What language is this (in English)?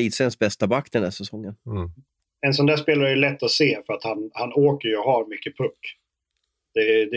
Swedish